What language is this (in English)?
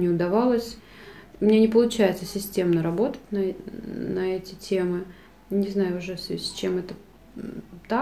Russian